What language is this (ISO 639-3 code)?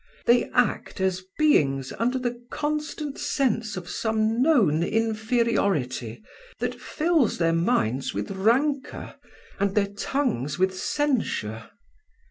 eng